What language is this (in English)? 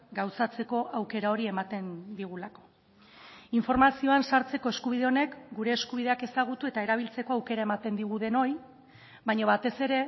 Basque